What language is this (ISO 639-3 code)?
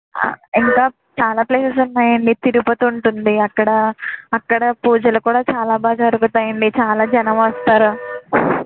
tel